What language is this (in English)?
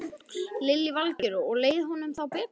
Icelandic